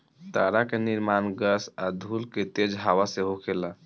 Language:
Bhojpuri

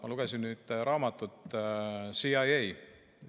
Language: Estonian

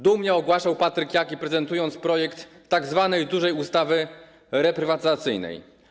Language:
Polish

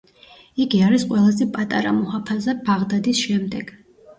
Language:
Georgian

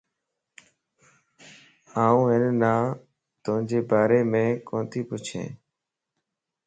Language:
Lasi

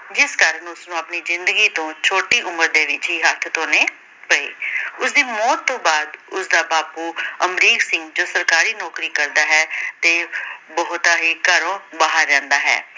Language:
Punjabi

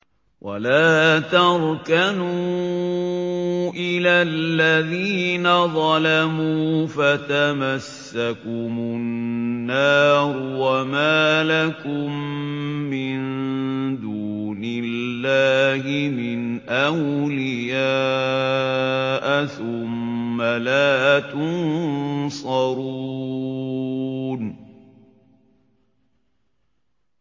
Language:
Arabic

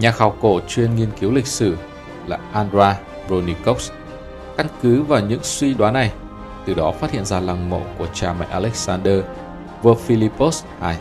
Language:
Vietnamese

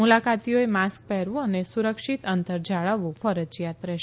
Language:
Gujarati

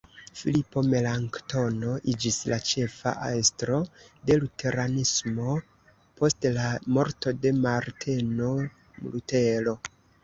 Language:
Esperanto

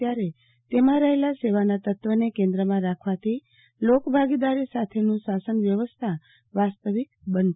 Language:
Gujarati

